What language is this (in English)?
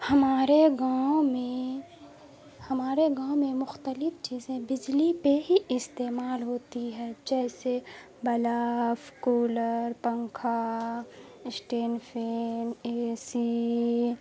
Urdu